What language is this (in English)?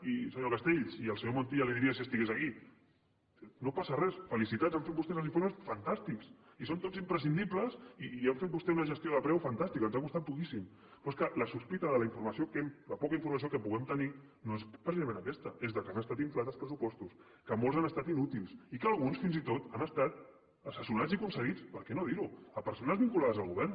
Catalan